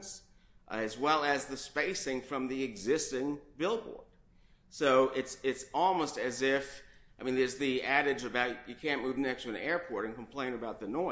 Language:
English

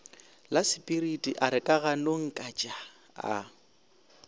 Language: Northern Sotho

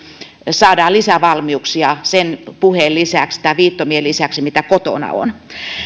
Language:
Finnish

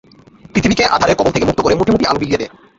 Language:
Bangla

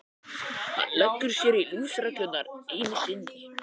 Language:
Icelandic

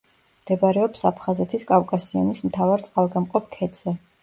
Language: Georgian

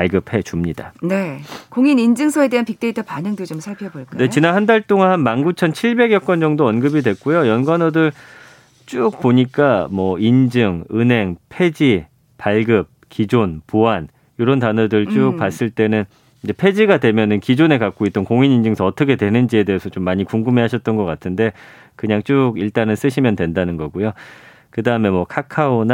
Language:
Korean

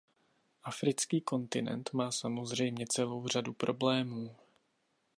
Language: Czech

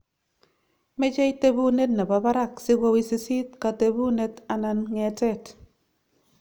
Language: Kalenjin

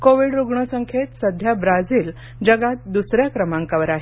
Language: Marathi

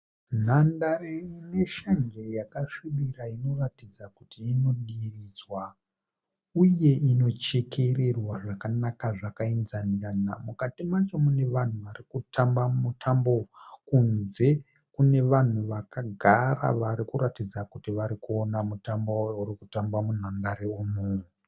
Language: Shona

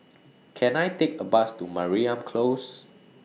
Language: English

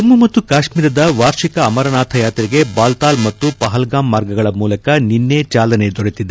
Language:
Kannada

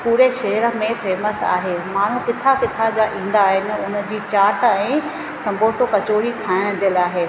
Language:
Sindhi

